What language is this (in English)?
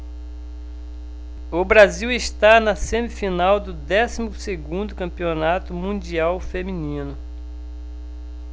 Portuguese